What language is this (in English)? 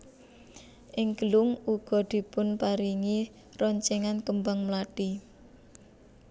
Javanese